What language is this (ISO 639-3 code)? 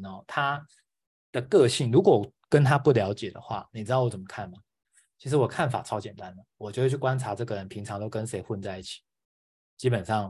zho